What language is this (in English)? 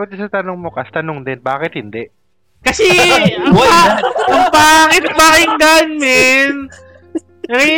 Filipino